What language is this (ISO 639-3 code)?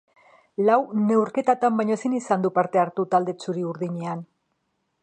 eus